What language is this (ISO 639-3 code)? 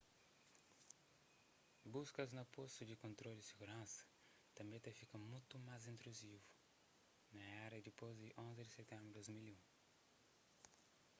kea